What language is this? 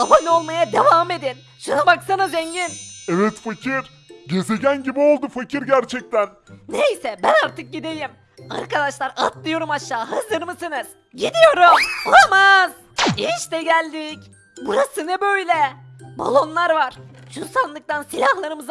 Turkish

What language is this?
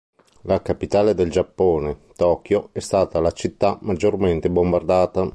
Italian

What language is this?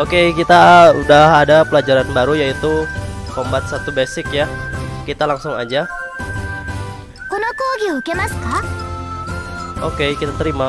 Indonesian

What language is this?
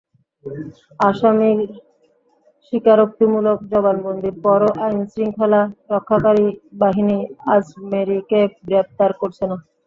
Bangla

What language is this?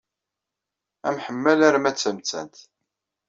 Kabyle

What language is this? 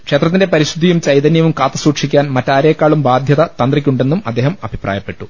Malayalam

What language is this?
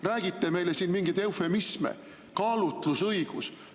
Estonian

